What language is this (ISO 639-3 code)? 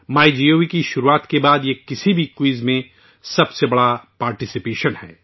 urd